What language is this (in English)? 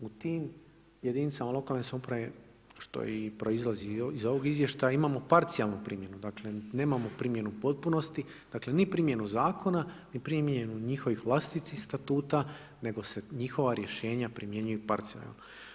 Croatian